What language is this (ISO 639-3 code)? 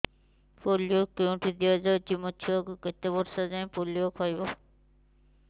ori